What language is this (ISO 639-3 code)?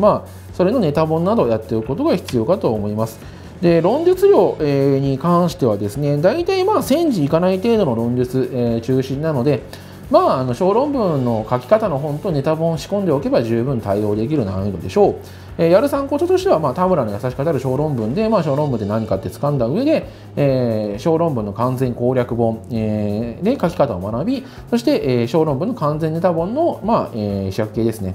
jpn